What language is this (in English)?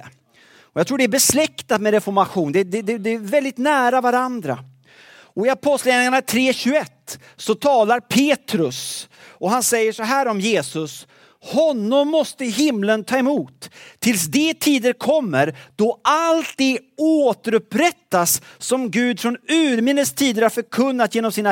Swedish